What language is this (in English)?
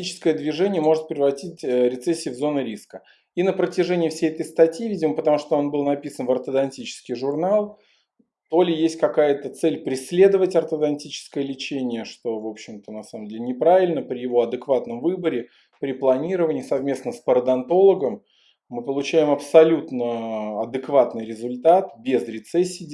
Russian